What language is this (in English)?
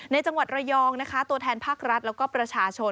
Thai